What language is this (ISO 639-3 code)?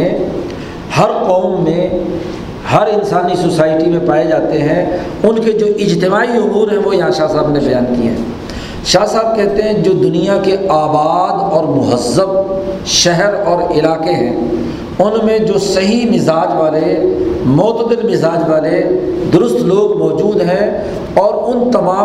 urd